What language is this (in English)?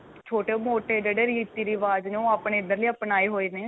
Punjabi